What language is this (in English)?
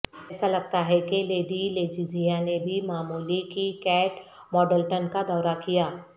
Urdu